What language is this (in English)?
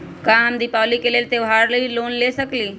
Magahi